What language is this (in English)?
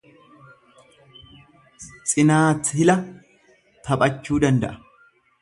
Oromo